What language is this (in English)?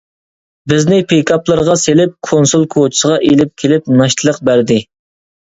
Uyghur